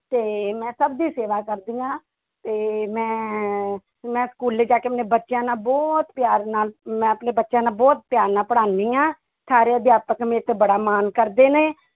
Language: Punjabi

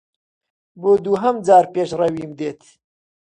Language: Central Kurdish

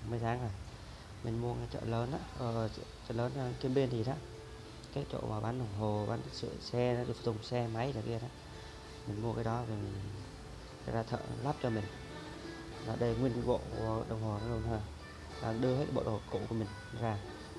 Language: Vietnamese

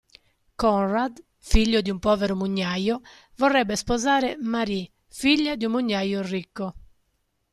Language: Italian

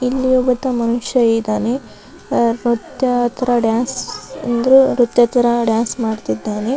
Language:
Kannada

